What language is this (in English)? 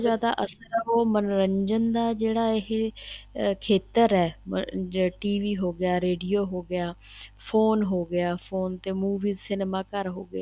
Punjabi